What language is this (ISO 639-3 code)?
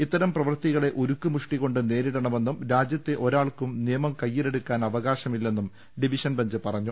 mal